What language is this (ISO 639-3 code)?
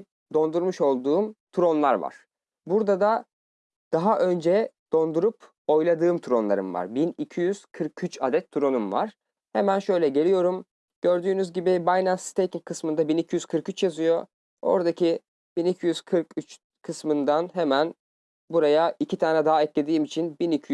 tur